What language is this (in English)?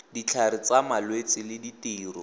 Tswana